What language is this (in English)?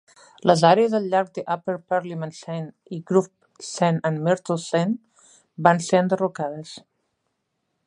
Catalan